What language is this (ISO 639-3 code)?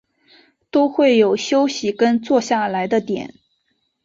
zho